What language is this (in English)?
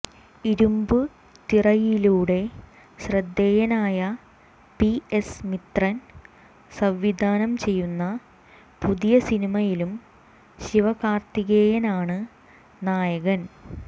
Malayalam